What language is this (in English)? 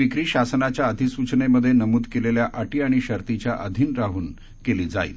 Marathi